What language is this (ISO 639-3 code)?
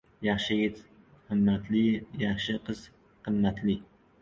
uzb